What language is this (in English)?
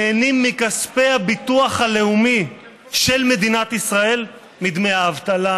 Hebrew